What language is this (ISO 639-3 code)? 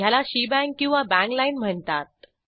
mar